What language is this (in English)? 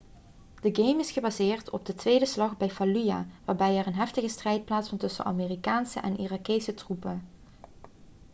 Dutch